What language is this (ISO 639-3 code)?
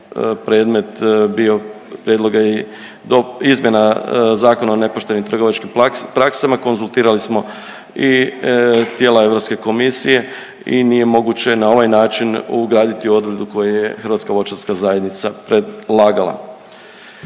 hrv